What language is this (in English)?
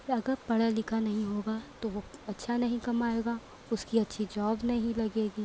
Urdu